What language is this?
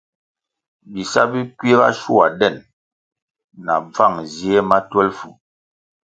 Kwasio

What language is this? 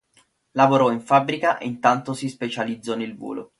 Italian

